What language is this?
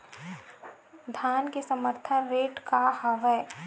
Chhattisgarhi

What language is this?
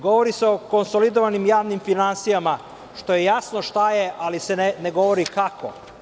Serbian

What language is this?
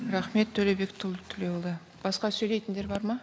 Kazakh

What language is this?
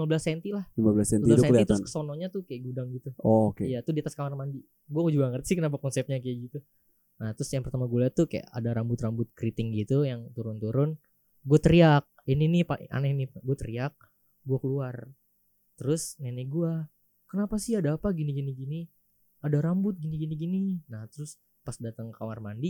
Indonesian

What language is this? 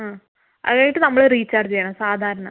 Malayalam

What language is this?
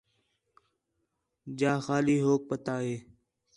Khetrani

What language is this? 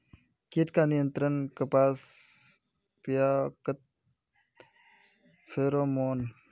Magahi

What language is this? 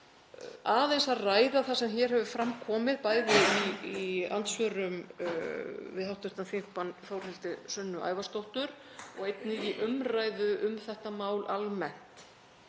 Icelandic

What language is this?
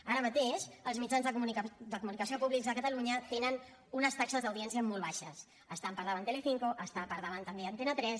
Catalan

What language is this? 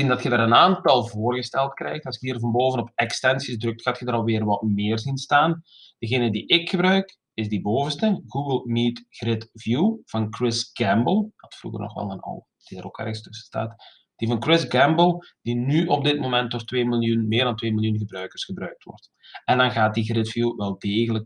Dutch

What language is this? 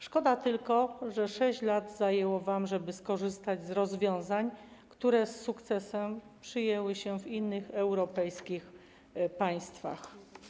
Polish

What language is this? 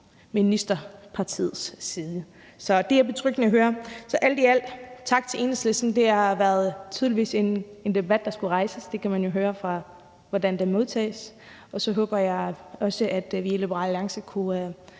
Danish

